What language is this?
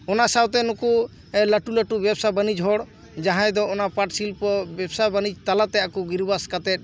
Santali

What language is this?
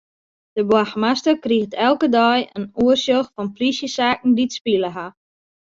Western Frisian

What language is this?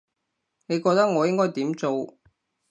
Cantonese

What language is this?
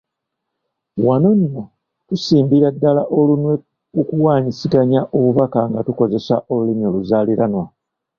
Ganda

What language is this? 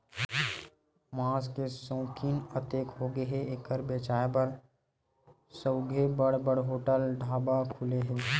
Chhattisgarhi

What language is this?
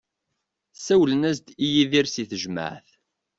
Kabyle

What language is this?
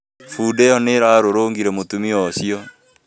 Kikuyu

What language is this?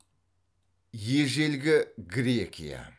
Kazakh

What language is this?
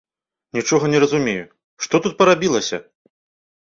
Belarusian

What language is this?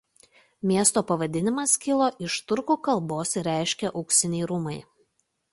Lithuanian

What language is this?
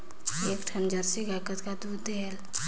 Chhattisgarhi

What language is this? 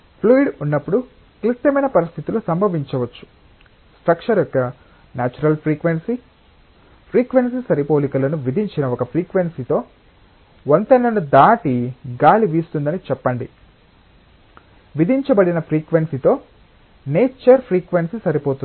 Telugu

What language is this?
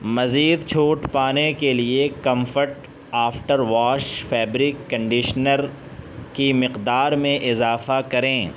Urdu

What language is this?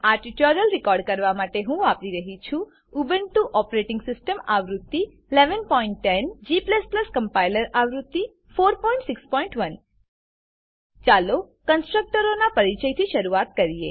Gujarati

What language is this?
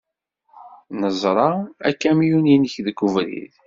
Kabyle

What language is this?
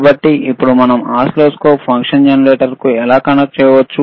Telugu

